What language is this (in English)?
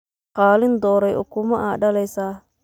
Somali